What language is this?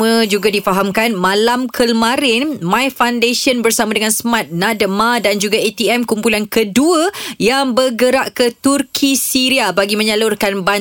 Malay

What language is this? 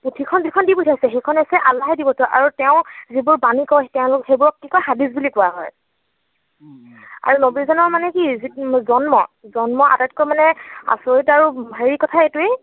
Assamese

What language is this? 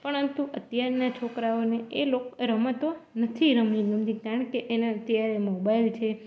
Gujarati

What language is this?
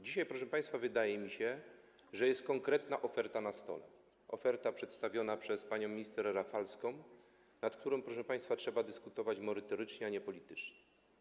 Polish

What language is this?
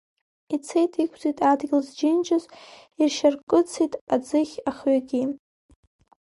Abkhazian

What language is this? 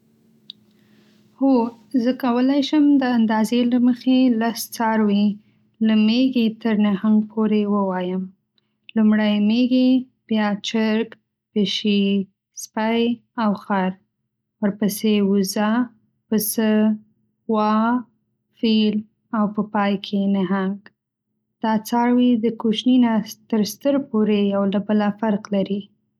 Pashto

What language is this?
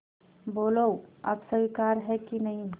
Hindi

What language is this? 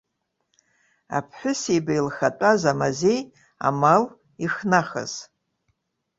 Abkhazian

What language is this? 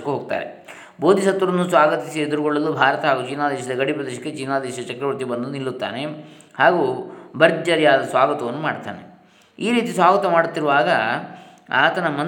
Kannada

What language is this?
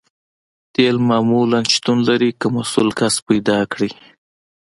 Pashto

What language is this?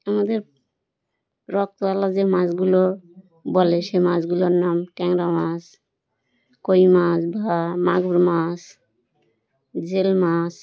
Bangla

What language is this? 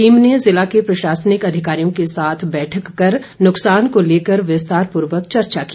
Hindi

